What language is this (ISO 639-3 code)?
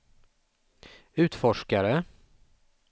swe